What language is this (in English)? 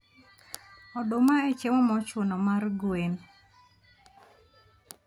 Luo (Kenya and Tanzania)